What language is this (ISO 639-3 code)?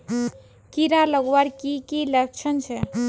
mag